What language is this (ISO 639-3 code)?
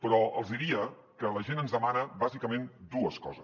cat